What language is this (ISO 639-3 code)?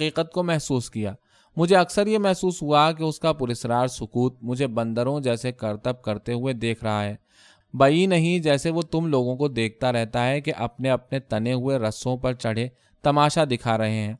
urd